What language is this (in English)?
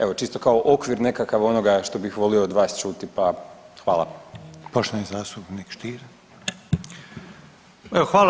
Croatian